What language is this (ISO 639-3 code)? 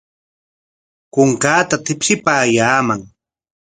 qwa